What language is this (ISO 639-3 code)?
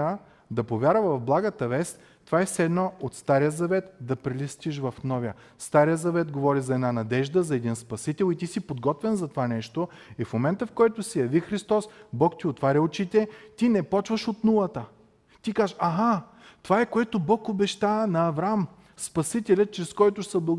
bul